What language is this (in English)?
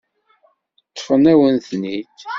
Kabyle